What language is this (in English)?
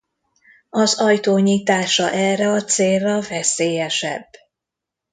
Hungarian